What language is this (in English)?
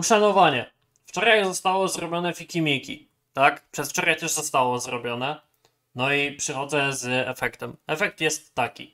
Polish